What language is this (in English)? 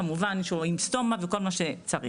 Hebrew